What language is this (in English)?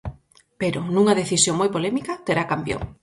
Galician